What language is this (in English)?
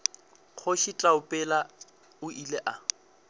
Northern Sotho